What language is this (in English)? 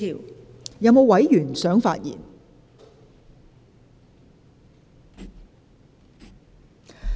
Cantonese